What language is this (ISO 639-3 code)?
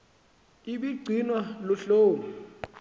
xho